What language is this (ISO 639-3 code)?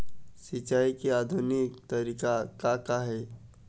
hne